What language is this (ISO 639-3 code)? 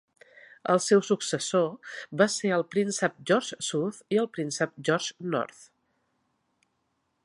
cat